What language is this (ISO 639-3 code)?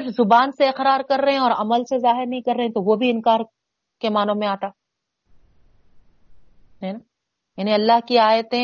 urd